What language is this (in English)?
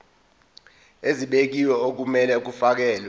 Zulu